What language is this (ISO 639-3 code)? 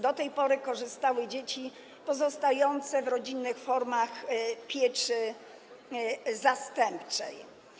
pol